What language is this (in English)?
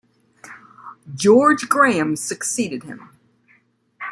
English